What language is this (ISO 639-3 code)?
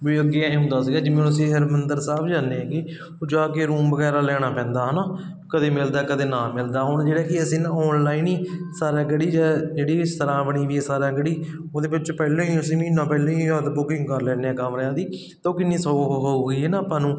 pan